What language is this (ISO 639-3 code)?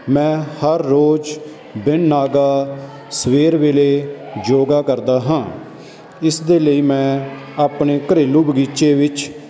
pan